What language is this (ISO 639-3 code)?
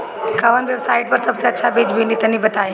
bho